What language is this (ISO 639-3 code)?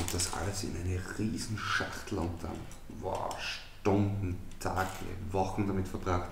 deu